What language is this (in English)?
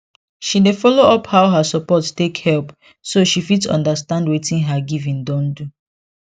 Nigerian Pidgin